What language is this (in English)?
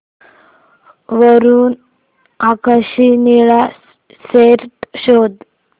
Marathi